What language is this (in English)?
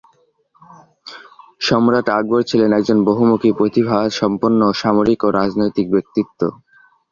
Bangla